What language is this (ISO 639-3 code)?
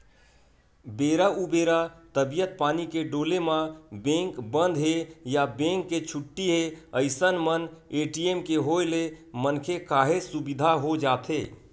hne